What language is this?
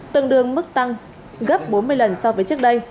Vietnamese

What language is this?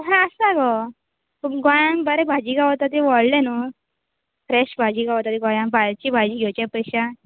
Konkani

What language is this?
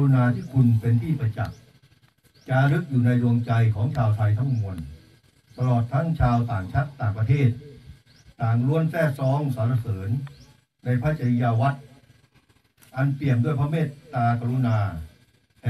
Thai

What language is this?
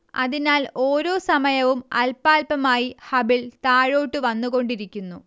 Malayalam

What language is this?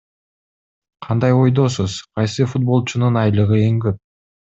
Kyrgyz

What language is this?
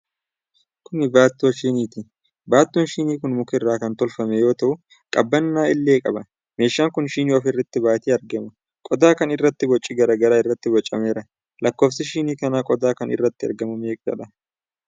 Oromo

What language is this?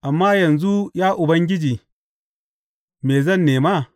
Hausa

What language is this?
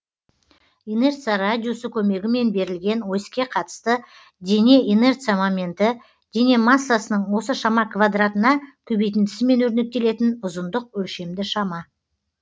Kazakh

